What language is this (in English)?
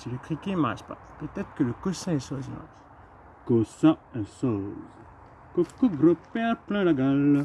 French